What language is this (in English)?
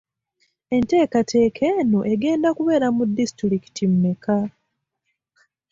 Ganda